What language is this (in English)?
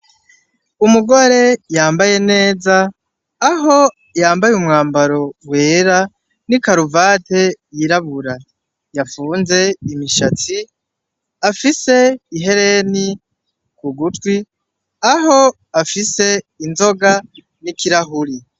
Rundi